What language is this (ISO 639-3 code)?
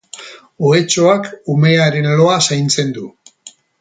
eus